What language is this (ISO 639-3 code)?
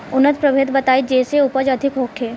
bho